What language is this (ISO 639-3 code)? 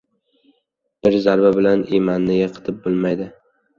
uzb